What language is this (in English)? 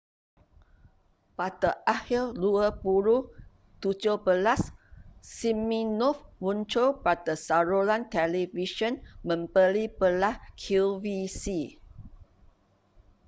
Malay